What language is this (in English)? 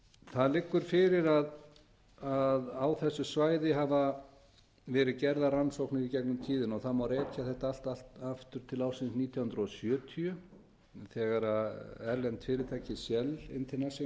Icelandic